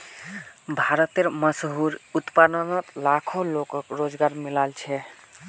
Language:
Magahi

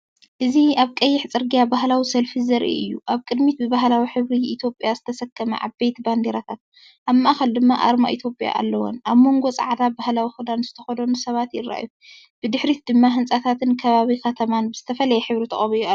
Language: Tigrinya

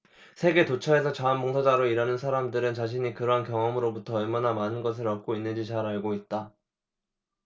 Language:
Korean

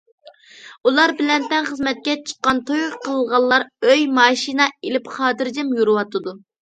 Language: Uyghur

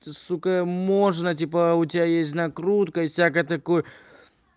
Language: Russian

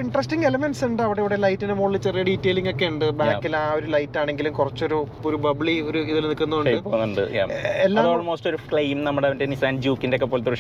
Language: Malayalam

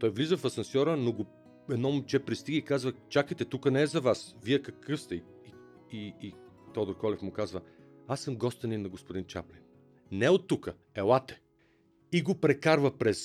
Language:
Bulgarian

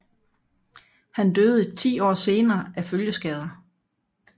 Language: Danish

